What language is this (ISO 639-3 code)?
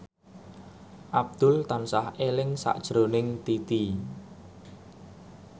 jav